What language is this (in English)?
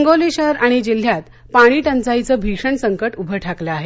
Marathi